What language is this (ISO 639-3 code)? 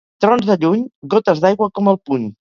cat